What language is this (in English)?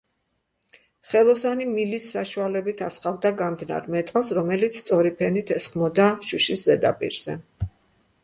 Georgian